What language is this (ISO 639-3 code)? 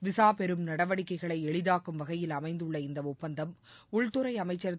tam